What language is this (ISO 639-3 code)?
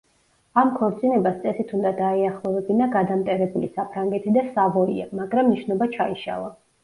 kat